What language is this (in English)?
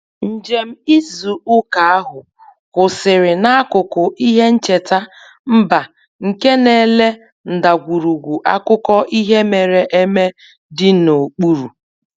Igbo